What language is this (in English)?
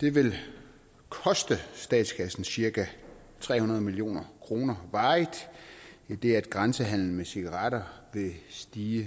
Danish